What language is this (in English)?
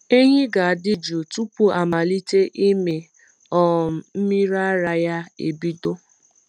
Igbo